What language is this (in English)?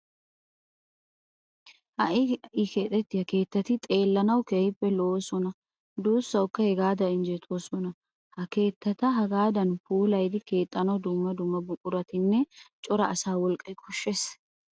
Wolaytta